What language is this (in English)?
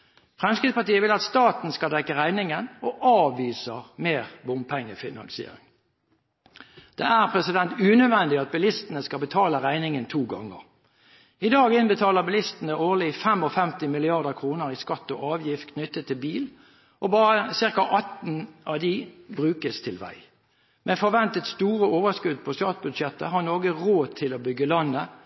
Norwegian Bokmål